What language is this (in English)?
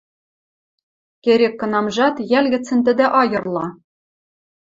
Western Mari